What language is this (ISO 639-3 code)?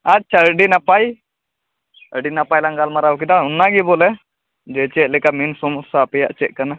sat